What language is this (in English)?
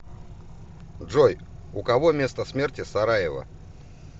Russian